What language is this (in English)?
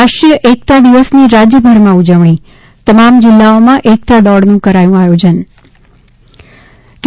Gujarati